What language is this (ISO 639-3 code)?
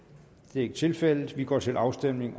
dan